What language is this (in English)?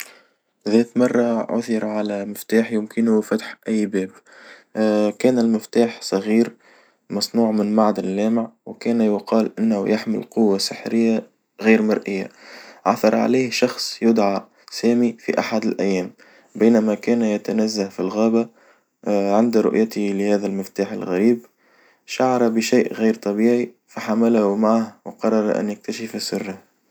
Tunisian Arabic